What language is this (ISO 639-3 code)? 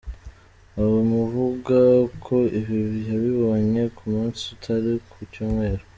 kin